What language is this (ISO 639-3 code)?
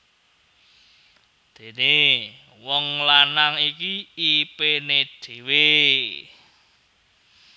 jav